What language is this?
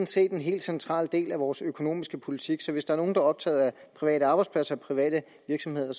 Danish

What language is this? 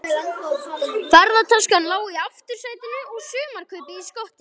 Icelandic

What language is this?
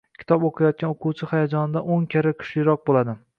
Uzbek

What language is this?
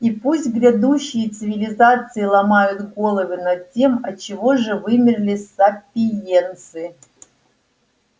Russian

